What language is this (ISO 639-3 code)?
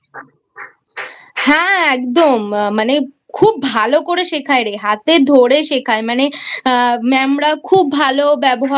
ben